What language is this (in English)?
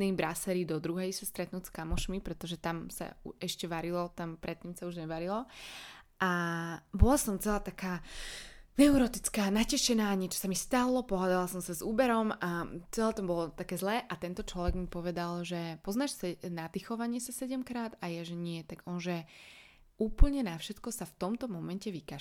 Slovak